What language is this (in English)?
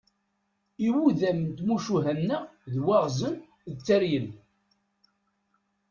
Kabyle